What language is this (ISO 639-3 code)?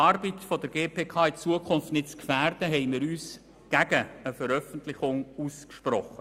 gsw